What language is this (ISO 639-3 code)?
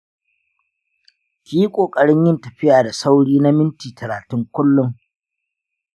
hau